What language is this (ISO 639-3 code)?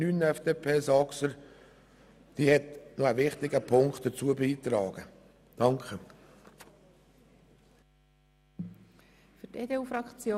gsw